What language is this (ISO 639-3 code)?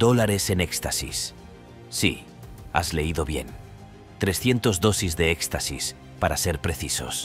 spa